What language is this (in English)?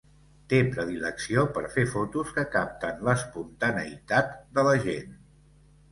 Catalan